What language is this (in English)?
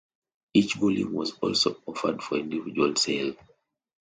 English